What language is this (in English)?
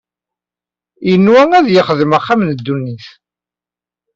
Kabyle